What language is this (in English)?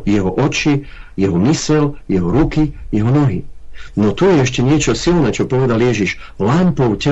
Czech